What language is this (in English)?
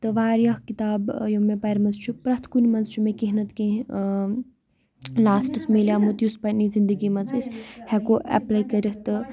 Kashmiri